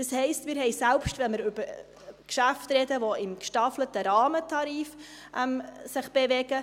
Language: Swiss German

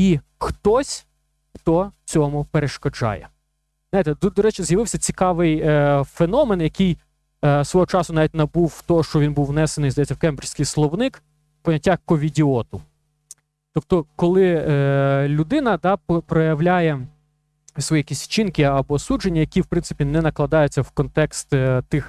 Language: Ukrainian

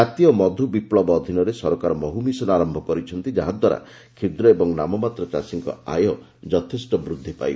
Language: Odia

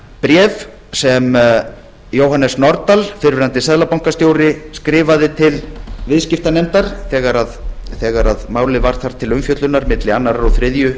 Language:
Icelandic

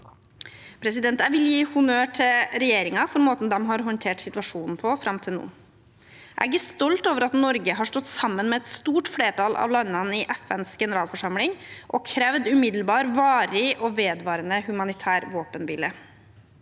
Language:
Norwegian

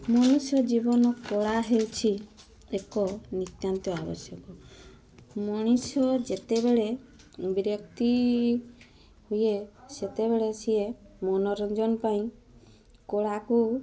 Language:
Odia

